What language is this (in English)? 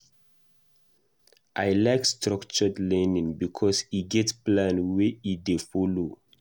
Nigerian Pidgin